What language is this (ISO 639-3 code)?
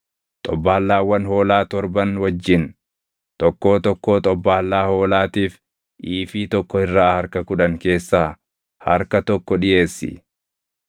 orm